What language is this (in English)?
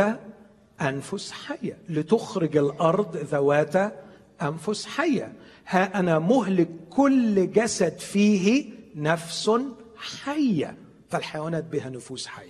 Arabic